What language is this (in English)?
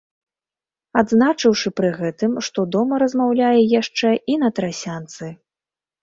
Belarusian